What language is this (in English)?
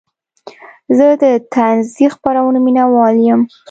Pashto